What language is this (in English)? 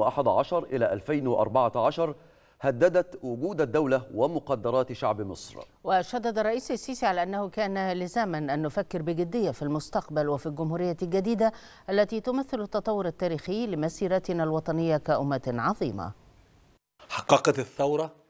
Arabic